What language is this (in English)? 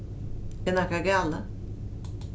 Faroese